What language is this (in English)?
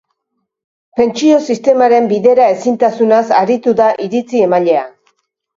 Basque